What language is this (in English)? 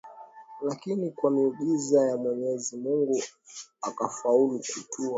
Swahili